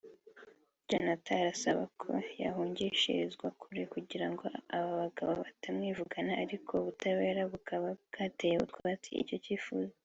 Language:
Kinyarwanda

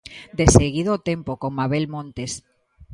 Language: Galician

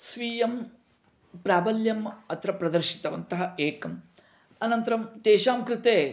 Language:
Sanskrit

